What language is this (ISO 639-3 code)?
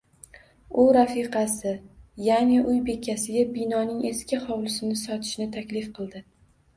uzb